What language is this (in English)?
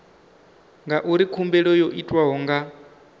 Venda